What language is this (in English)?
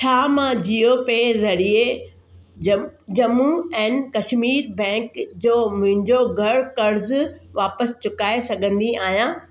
Sindhi